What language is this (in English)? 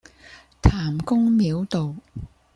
Cantonese